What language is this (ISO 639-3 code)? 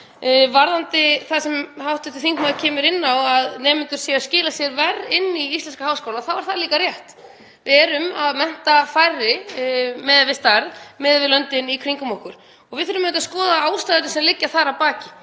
isl